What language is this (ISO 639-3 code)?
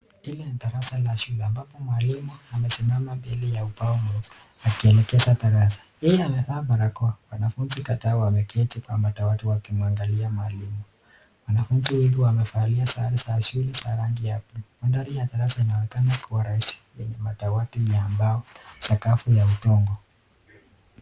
swa